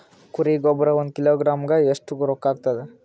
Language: Kannada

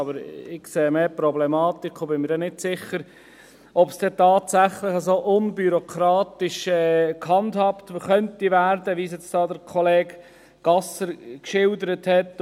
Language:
Swiss German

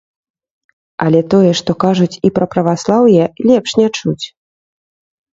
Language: Belarusian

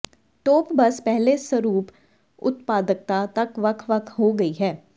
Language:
Punjabi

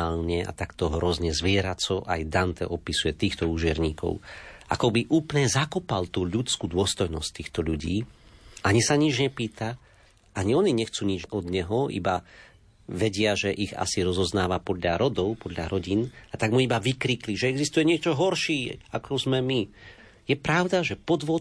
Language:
Slovak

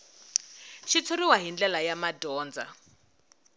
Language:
Tsonga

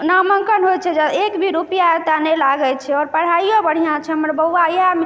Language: Maithili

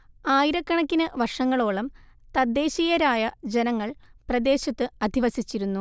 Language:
Malayalam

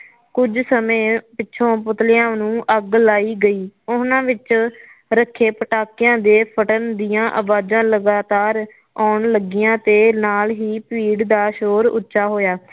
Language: Punjabi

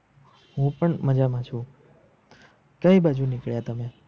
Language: Gujarati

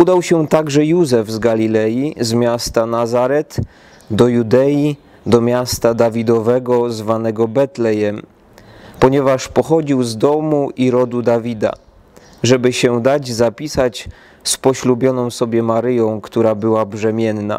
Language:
Polish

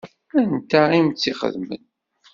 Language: Kabyle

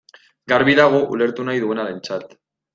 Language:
Basque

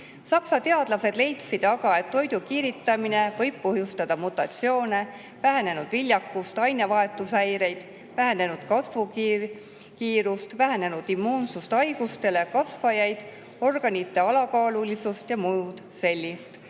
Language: Estonian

